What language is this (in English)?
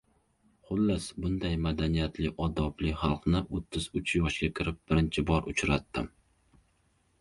Uzbek